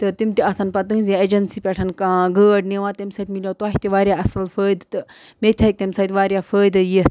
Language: Kashmiri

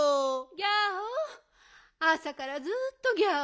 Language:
Japanese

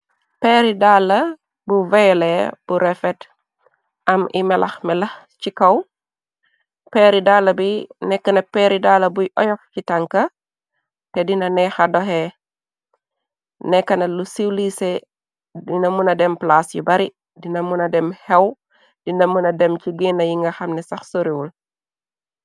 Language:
Wolof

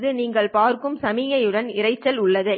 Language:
Tamil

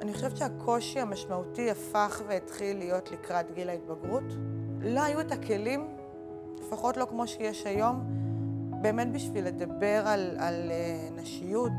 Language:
Hebrew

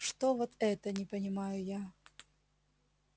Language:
Russian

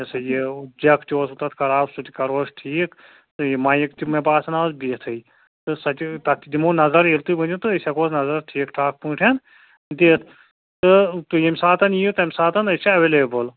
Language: Kashmiri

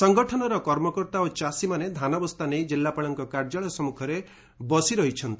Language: Odia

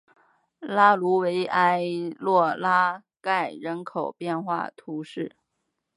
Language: Chinese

